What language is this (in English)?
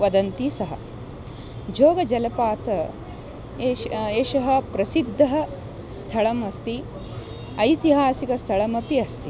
Sanskrit